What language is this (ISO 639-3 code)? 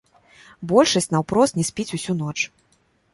bel